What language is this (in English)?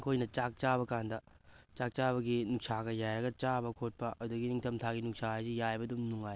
Manipuri